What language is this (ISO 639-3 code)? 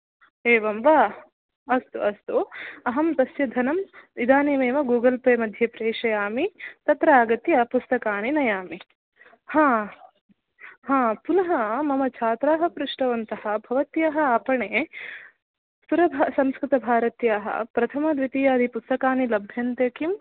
san